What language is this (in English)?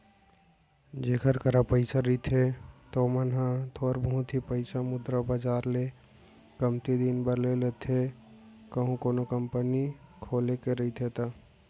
Chhattisgarhi